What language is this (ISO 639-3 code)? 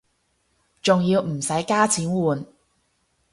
yue